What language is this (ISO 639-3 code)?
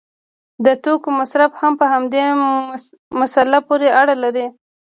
pus